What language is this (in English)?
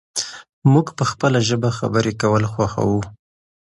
Pashto